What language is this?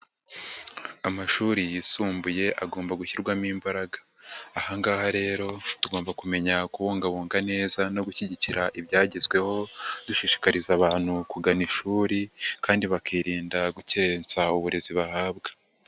Kinyarwanda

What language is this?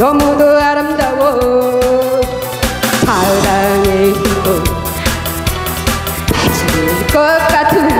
Korean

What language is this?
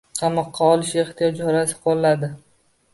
Uzbek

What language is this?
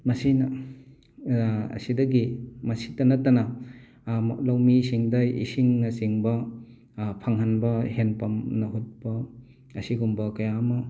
Manipuri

